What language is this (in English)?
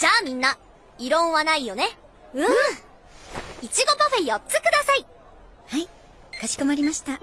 Japanese